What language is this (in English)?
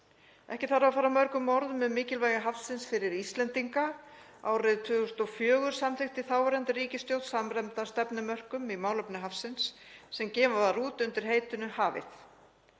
Icelandic